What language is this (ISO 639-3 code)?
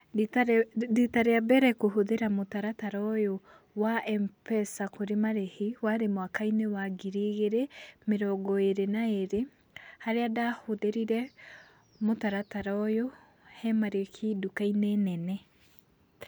kik